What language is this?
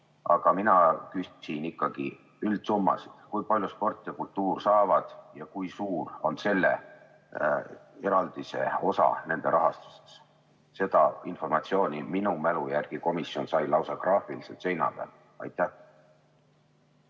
Estonian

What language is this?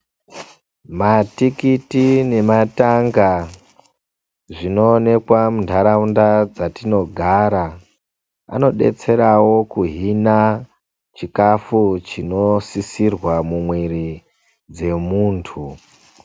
Ndau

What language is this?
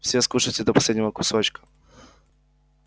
Russian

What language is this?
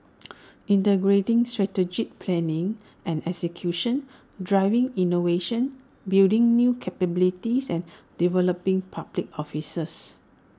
English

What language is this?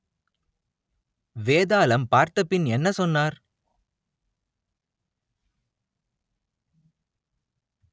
Tamil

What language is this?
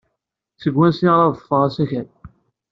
Kabyle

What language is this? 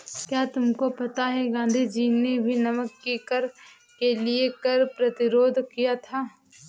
Hindi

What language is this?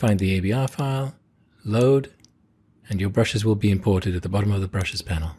English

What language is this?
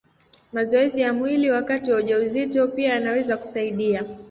Swahili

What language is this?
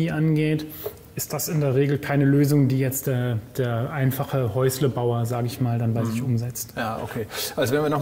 German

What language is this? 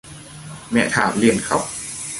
Vietnamese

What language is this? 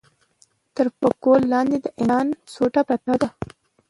Pashto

